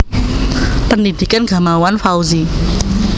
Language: Javanese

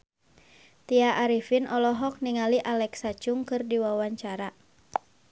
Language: Sundanese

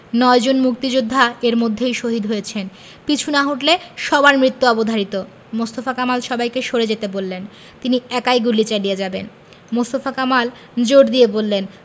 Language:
Bangla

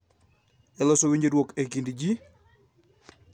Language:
Luo (Kenya and Tanzania)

